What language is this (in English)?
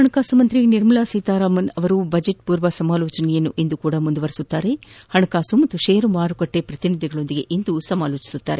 Kannada